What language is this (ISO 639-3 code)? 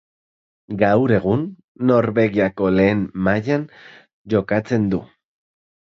eus